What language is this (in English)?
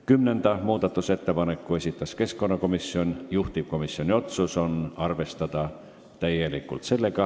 Estonian